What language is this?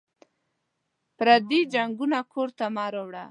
Pashto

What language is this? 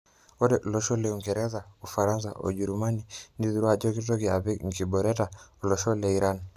Masai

